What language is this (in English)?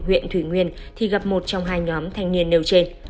Vietnamese